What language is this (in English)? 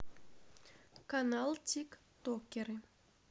Russian